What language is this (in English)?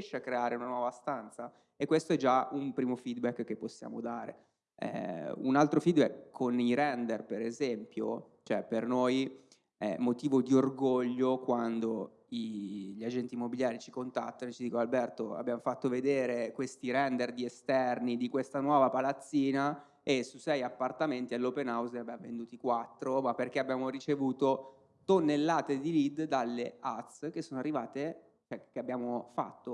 Italian